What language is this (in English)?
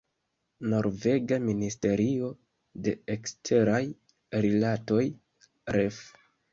Esperanto